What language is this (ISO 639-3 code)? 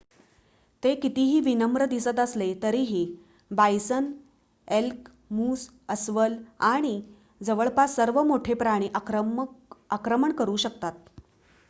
mar